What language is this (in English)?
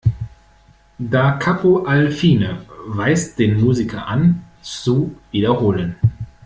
German